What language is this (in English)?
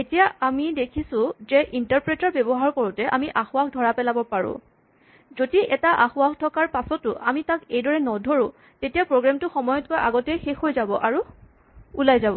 Assamese